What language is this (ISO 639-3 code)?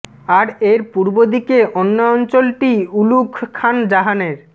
ben